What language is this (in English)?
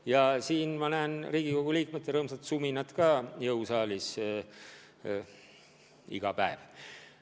Estonian